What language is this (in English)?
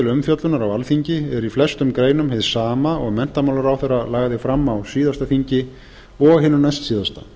Icelandic